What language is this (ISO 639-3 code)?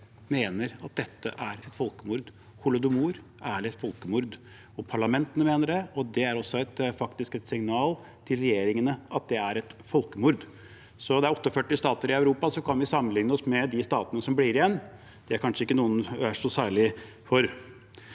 nor